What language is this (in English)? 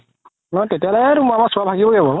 Assamese